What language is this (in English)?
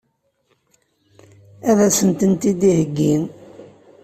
Kabyle